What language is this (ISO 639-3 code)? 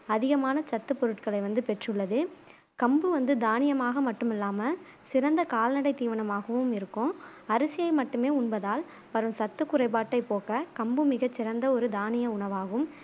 tam